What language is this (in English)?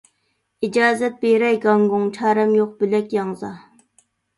Uyghur